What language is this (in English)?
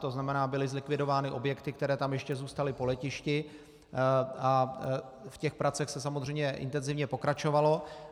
Czech